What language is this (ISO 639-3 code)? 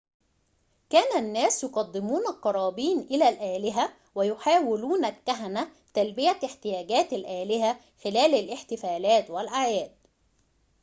ara